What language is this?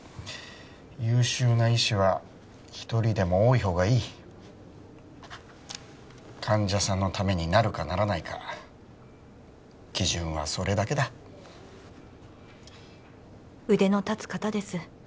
Japanese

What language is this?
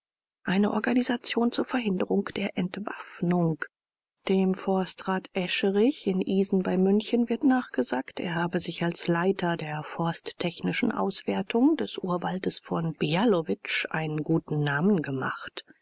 German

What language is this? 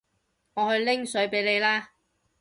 Cantonese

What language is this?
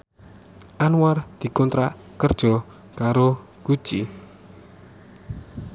Javanese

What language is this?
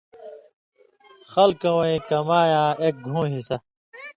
Indus Kohistani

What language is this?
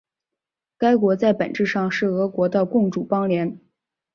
Chinese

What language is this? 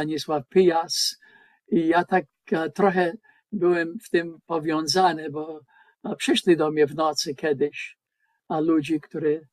Polish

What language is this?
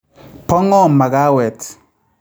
Kalenjin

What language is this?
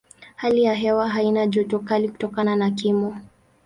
Swahili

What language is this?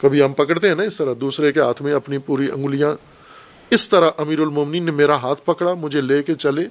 Urdu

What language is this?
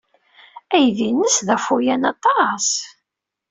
Kabyle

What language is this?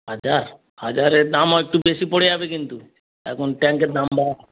Bangla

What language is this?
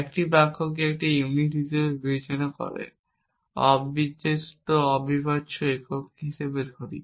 Bangla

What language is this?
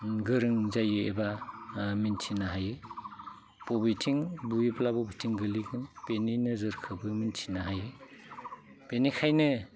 Bodo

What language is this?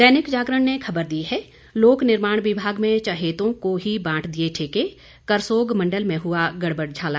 Hindi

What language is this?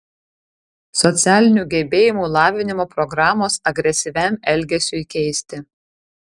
Lithuanian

